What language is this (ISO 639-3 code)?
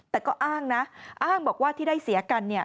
tha